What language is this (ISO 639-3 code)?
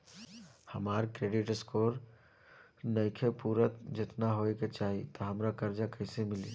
bho